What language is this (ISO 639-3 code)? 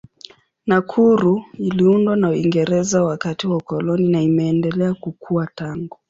swa